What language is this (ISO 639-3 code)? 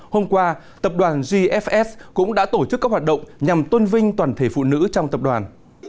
vie